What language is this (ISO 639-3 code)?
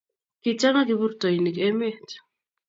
kln